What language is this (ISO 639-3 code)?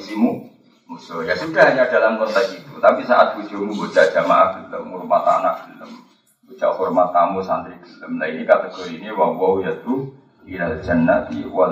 ind